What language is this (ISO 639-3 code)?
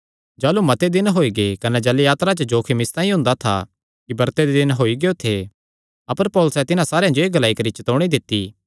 xnr